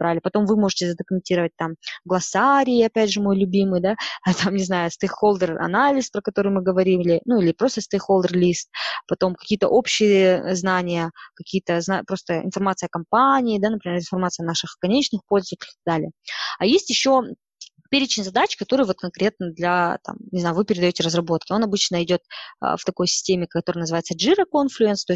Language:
Russian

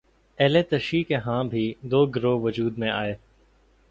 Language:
Urdu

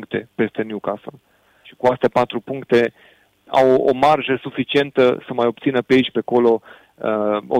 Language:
Romanian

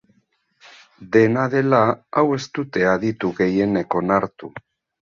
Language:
Basque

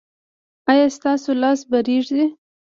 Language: Pashto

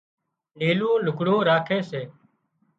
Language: Wadiyara Koli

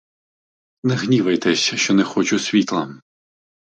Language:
Ukrainian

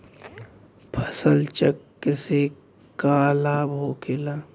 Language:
Bhojpuri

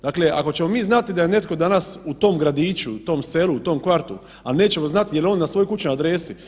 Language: Croatian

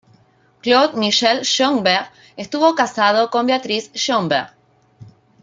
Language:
Spanish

